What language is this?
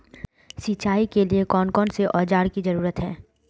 Magahi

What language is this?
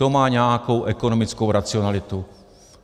Czech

